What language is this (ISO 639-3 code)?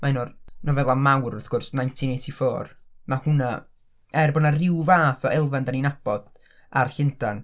cym